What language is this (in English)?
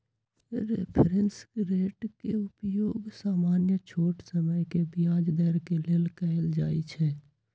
Magahi